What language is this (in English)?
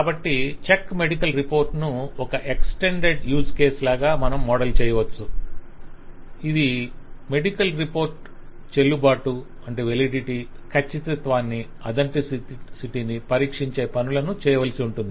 Telugu